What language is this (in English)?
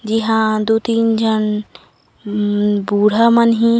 Chhattisgarhi